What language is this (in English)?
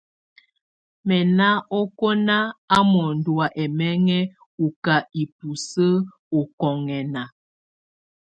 Tunen